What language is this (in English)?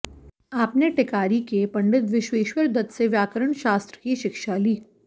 Sanskrit